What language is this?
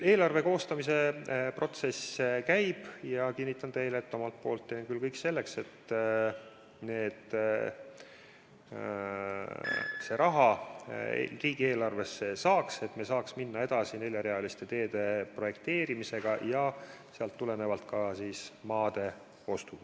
Estonian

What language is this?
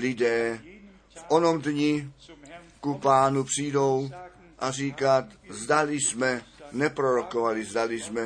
Czech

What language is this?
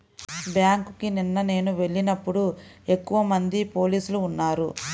Telugu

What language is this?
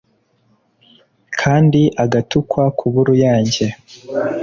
Kinyarwanda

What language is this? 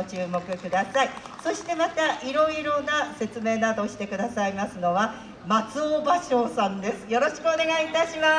Japanese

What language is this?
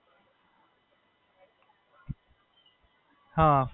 Gujarati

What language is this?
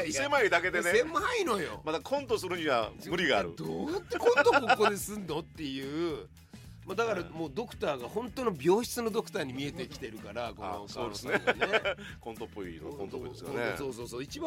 Japanese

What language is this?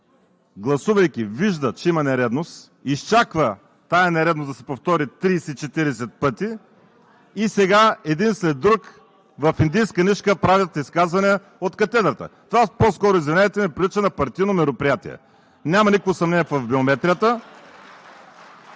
Bulgarian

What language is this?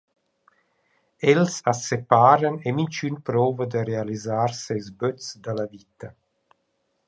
Romansh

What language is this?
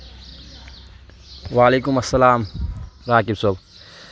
Kashmiri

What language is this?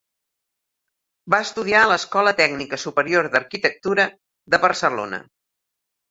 Catalan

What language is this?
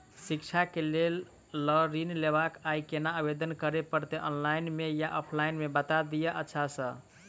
Maithili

